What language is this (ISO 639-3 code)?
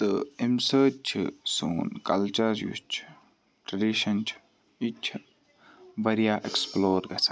kas